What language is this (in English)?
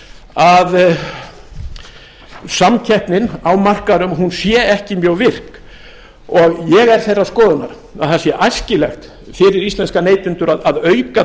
Icelandic